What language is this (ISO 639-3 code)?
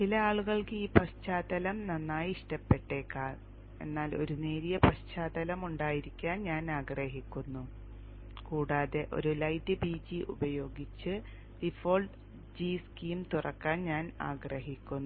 mal